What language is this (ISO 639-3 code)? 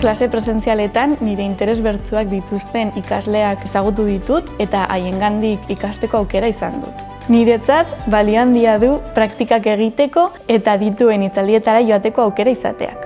eus